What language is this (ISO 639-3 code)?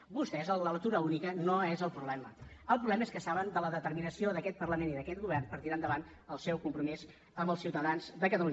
cat